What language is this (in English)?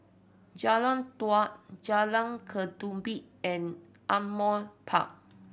English